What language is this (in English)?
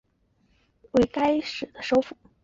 Chinese